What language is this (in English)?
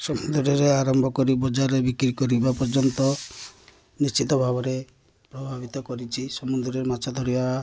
Odia